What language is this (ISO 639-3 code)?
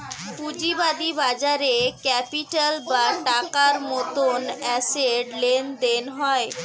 ben